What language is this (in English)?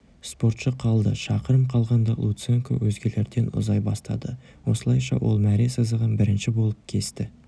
Kazakh